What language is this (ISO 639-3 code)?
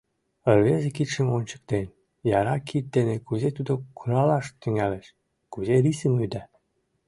chm